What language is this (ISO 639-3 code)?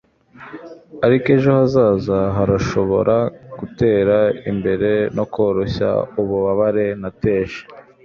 kin